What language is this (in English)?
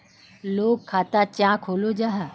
Magahi